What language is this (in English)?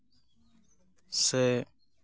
Santali